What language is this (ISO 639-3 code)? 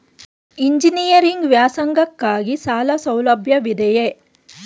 kan